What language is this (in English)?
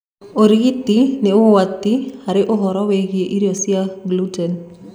Kikuyu